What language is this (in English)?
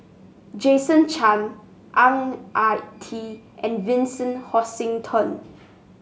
English